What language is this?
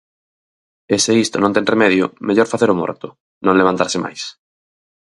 Galician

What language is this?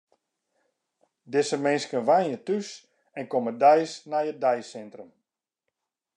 Western Frisian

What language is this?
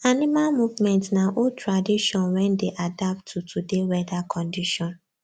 Nigerian Pidgin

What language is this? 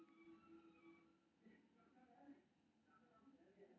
Maithili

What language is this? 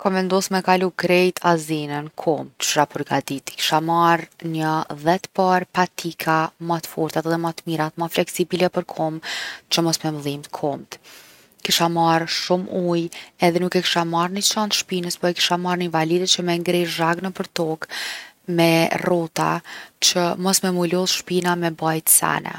Gheg Albanian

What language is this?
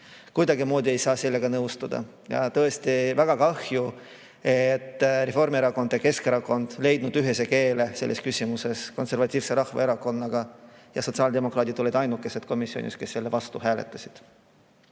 Estonian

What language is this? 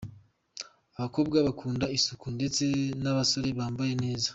Kinyarwanda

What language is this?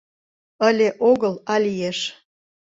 Mari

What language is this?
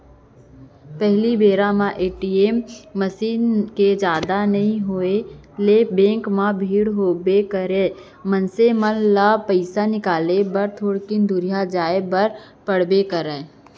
Chhattisgarhi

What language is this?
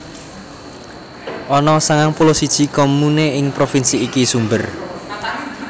Javanese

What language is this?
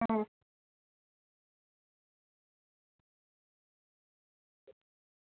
Gujarati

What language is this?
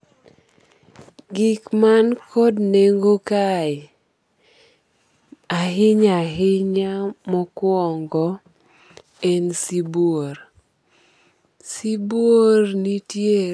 Luo (Kenya and Tanzania)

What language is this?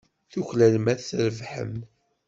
Kabyle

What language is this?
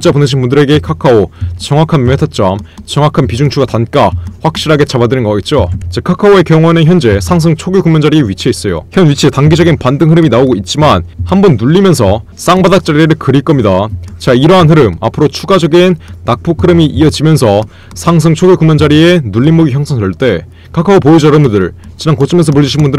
Korean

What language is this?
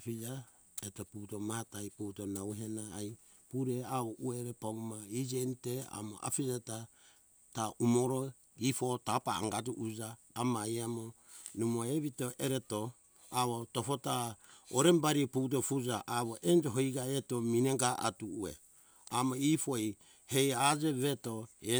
Hunjara-Kaina Ke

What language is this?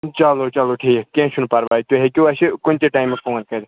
Kashmiri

